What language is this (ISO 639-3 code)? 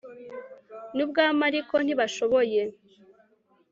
kin